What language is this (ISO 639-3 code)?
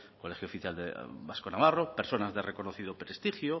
spa